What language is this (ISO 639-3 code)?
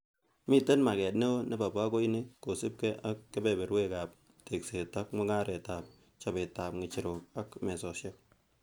kln